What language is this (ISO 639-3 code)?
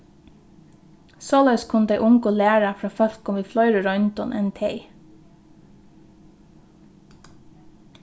fao